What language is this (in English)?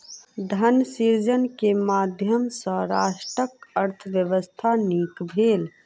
Maithili